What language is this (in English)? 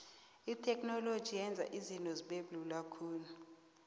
South Ndebele